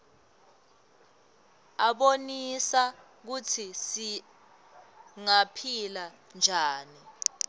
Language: Swati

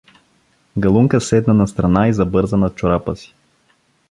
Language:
Bulgarian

